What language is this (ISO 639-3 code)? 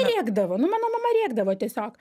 lit